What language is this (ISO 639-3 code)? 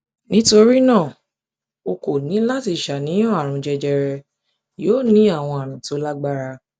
yor